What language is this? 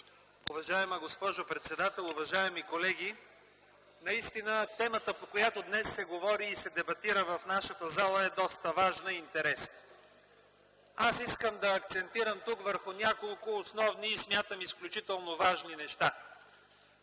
Bulgarian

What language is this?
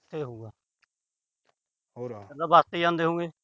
Punjabi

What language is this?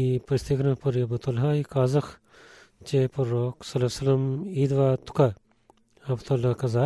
Bulgarian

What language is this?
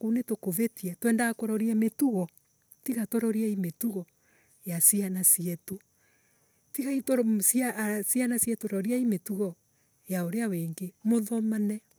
Embu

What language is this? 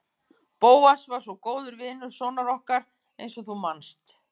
Icelandic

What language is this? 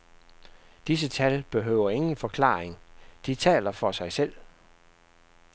Danish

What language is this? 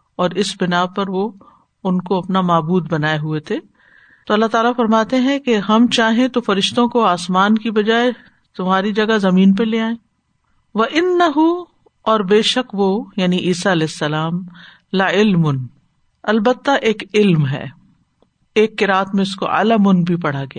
Urdu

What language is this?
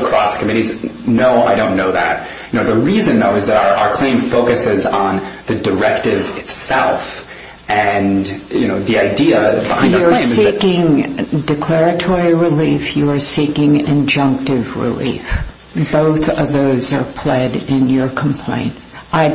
English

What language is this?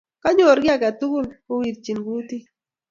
Kalenjin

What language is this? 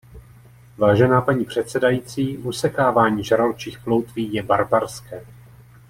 Czech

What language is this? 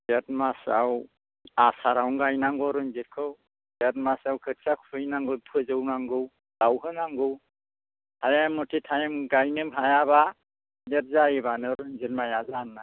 Bodo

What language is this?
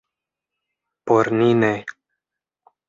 Esperanto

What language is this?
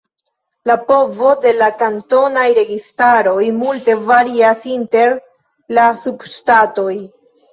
Esperanto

